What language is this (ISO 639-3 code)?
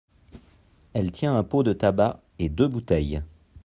fra